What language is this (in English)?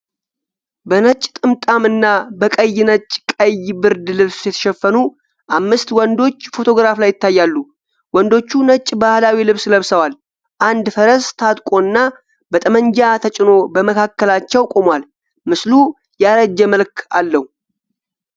Amharic